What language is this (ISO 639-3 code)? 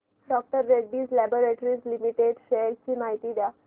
mar